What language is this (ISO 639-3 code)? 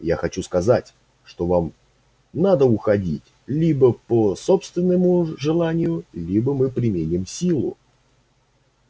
rus